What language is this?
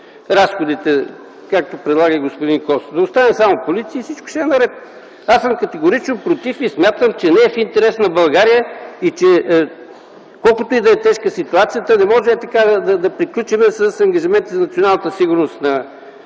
Bulgarian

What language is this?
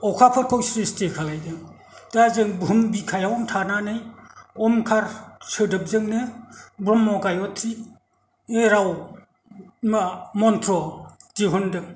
Bodo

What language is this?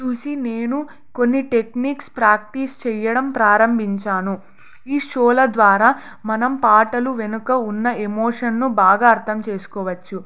Telugu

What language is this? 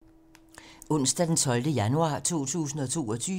Danish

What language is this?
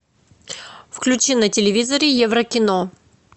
Russian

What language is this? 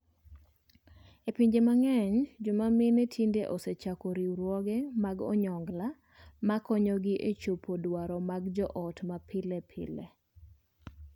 Luo (Kenya and Tanzania)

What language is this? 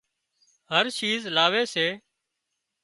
Wadiyara Koli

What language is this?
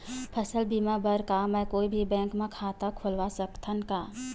Chhattisgarhi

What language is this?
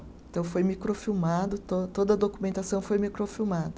Portuguese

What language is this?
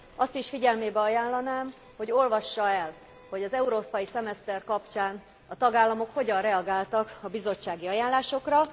Hungarian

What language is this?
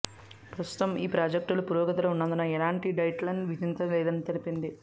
Telugu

